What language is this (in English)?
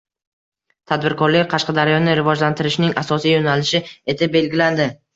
Uzbek